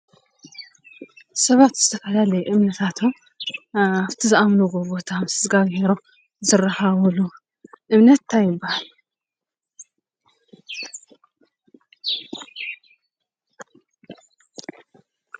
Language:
Tigrinya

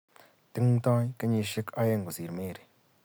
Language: Kalenjin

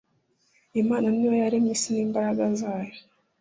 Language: Kinyarwanda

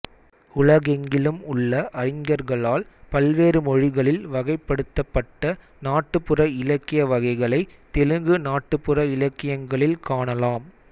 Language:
Tamil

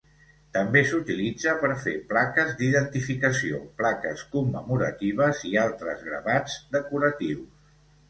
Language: Catalan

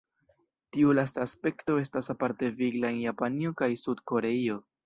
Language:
Esperanto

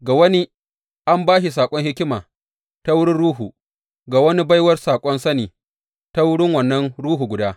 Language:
Hausa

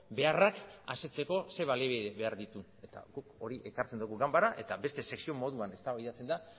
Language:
Basque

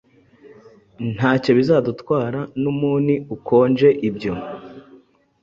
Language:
Kinyarwanda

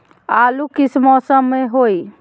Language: Magahi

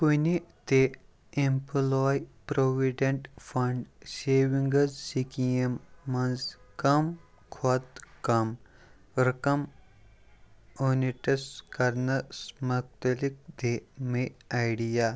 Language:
Kashmiri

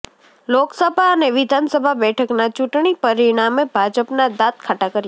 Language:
Gujarati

